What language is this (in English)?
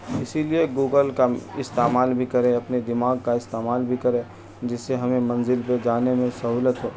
Urdu